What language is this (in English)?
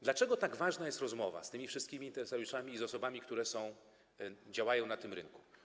Polish